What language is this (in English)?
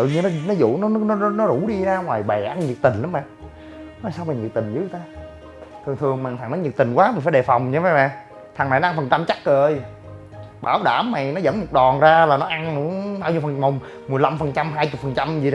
Vietnamese